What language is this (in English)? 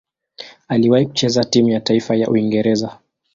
Swahili